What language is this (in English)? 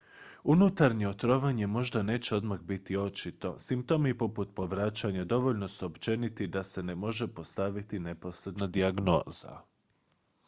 Croatian